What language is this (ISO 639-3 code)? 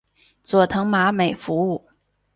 zho